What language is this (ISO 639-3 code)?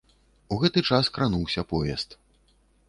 bel